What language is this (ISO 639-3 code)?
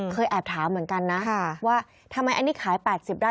tha